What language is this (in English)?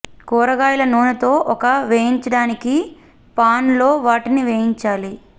Telugu